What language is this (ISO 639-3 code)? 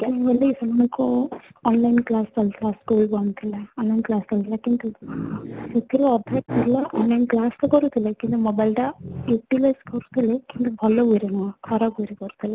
ori